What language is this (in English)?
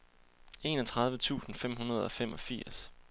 Danish